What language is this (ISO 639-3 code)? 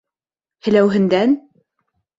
bak